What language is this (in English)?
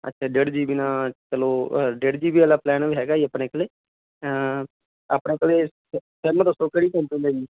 Punjabi